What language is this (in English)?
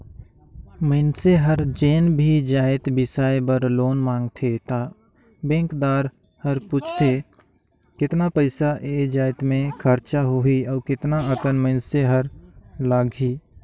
Chhattisgarhi